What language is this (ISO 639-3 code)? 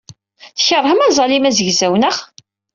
kab